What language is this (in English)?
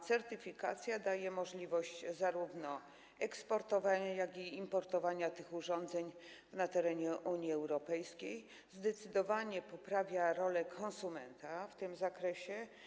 Polish